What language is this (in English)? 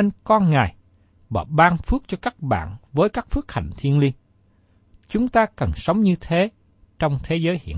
Vietnamese